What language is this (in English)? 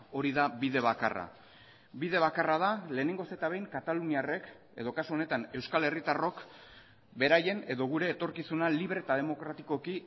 Basque